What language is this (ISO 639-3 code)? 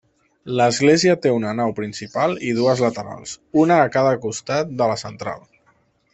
cat